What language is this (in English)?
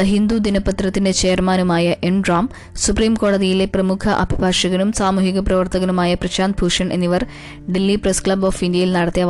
Malayalam